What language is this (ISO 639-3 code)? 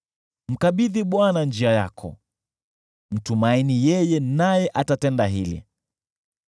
swa